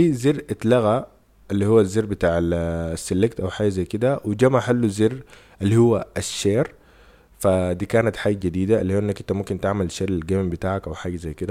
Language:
Arabic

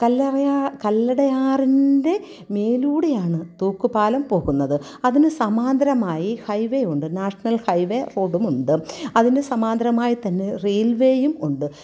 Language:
Malayalam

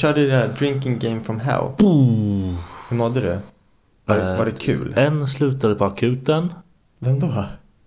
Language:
Swedish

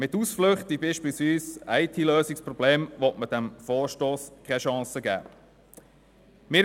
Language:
Swiss German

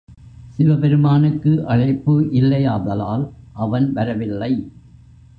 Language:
Tamil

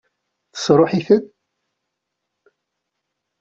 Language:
Kabyle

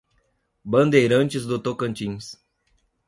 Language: Portuguese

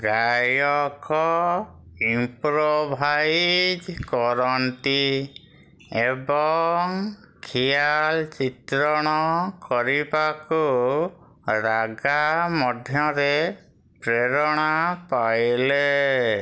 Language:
Odia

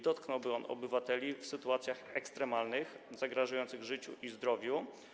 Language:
Polish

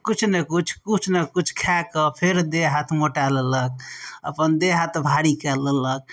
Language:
Maithili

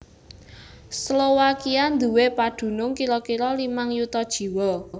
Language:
Javanese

